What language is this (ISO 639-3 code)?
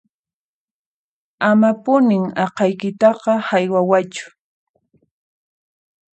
qxp